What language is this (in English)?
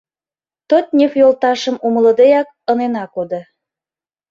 Mari